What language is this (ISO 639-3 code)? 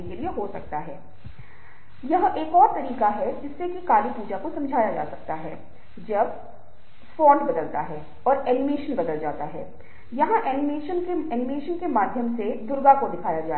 hin